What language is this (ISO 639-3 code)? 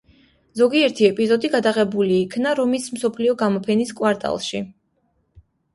kat